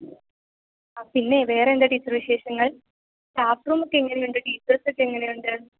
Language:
Malayalam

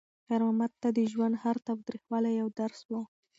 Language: Pashto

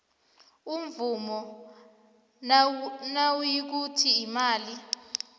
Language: South Ndebele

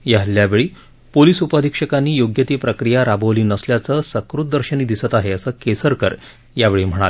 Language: Marathi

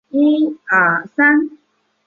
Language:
Chinese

